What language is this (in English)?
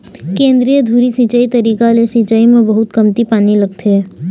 Chhattisgarhi